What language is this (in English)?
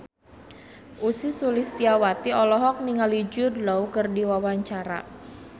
Sundanese